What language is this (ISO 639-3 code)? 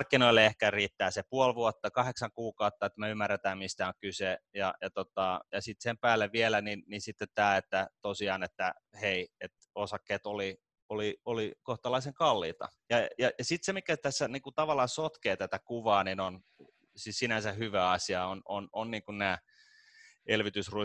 fin